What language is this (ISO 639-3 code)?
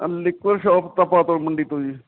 pan